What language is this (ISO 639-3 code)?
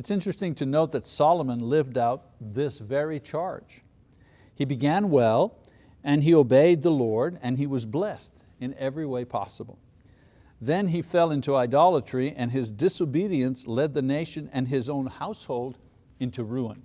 eng